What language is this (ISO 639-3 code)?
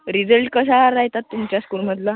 mar